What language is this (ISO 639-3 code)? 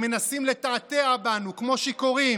heb